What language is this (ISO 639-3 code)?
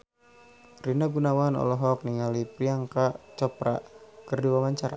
sun